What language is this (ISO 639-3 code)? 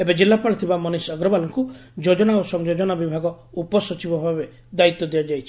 ori